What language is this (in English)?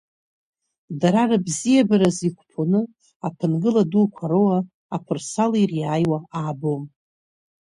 Abkhazian